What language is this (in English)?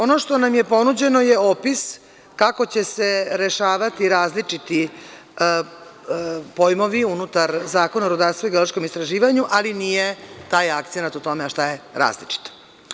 Serbian